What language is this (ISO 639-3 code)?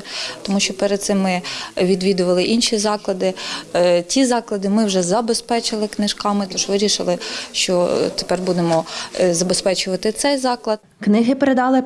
ukr